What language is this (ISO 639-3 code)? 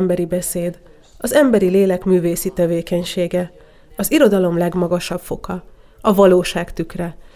hun